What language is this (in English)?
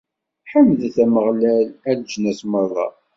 Kabyle